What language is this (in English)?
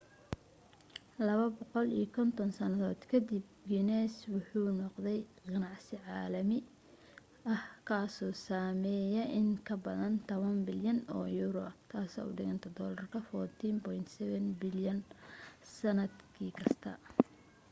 Somali